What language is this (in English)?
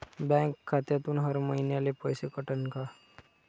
Marathi